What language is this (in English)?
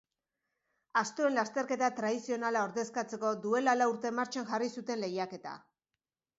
Basque